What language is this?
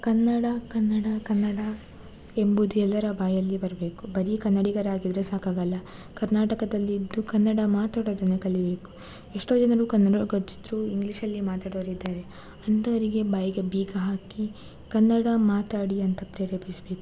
Kannada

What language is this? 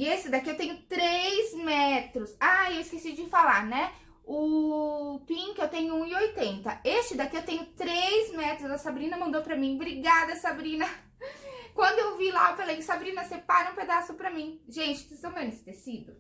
Portuguese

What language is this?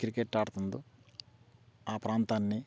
Telugu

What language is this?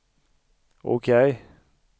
Swedish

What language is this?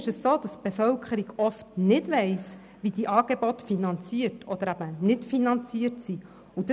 Swiss German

